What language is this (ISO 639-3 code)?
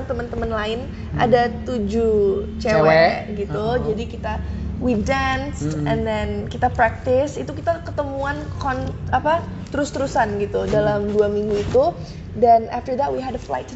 ind